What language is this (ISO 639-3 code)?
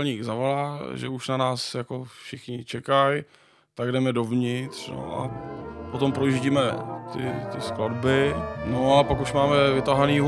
ces